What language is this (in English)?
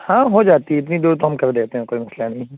Urdu